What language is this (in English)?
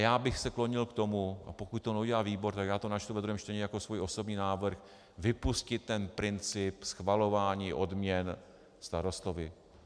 Czech